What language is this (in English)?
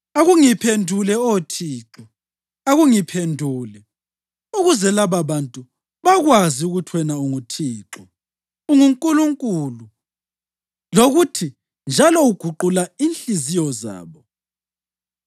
North Ndebele